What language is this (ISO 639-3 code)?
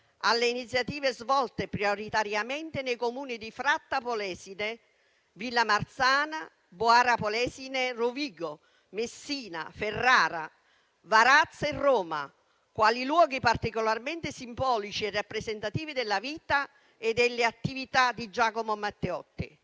ita